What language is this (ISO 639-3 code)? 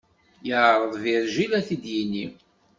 kab